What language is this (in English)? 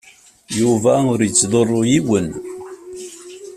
Kabyle